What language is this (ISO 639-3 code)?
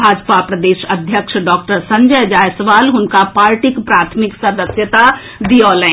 mai